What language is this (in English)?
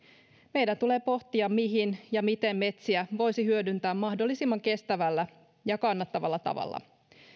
Finnish